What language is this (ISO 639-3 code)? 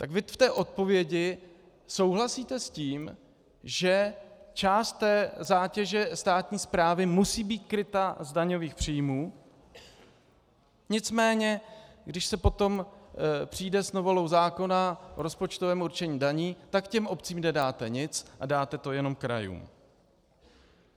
ces